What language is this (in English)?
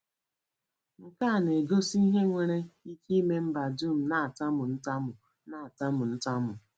Igbo